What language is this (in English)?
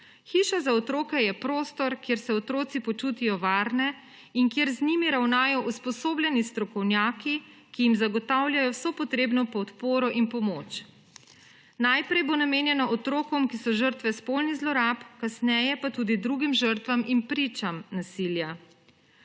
Slovenian